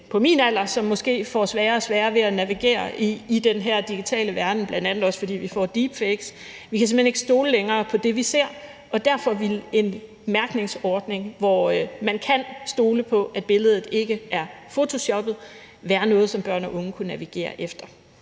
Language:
Danish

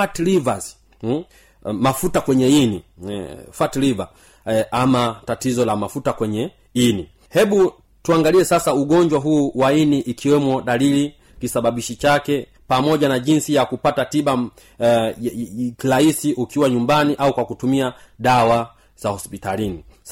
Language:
Swahili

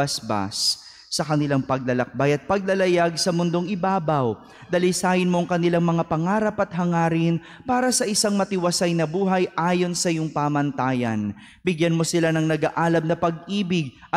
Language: Filipino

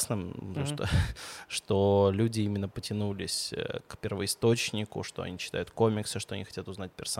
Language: Russian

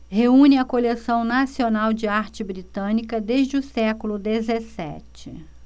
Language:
Portuguese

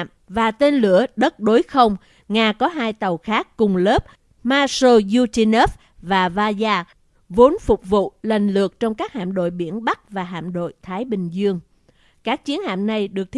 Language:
Vietnamese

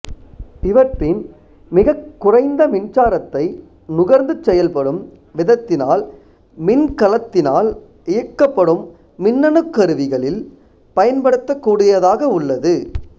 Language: Tamil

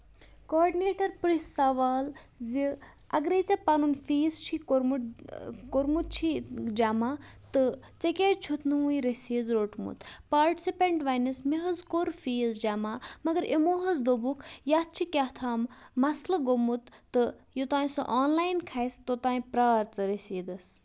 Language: Kashmiri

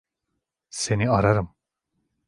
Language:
Turkish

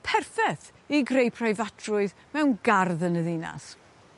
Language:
Welsh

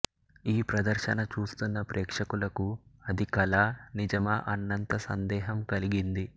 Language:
Telugu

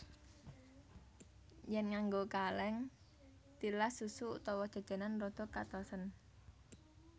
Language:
Javanese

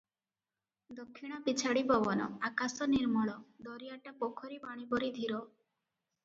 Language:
Odia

